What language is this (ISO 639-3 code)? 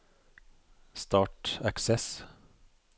nor